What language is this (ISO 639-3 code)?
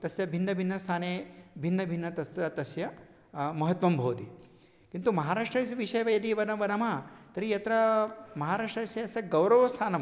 san